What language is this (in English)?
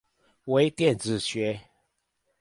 Chinese